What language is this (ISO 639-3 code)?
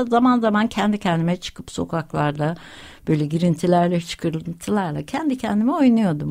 tur